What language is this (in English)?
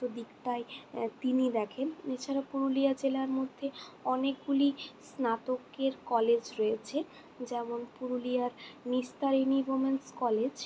Bangla